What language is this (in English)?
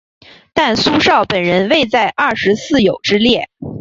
Chinese